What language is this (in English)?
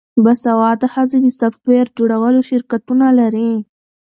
Pashto